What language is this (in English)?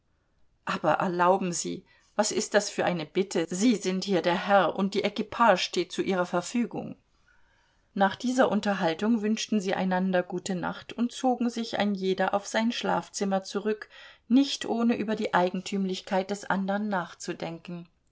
German